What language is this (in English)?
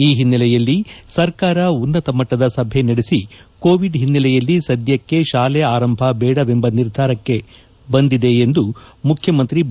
Kannada